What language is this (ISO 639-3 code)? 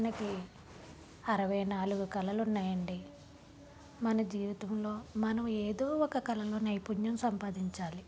tel